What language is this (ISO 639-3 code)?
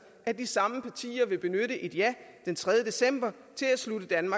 dan